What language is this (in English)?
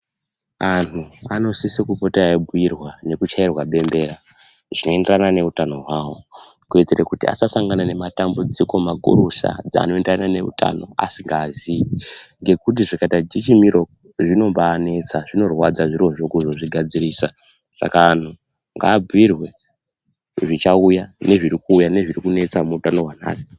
Ndau